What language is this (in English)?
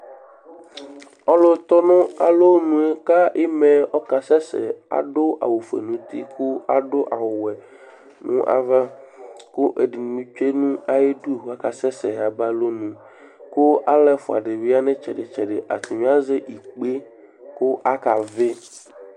Ikposo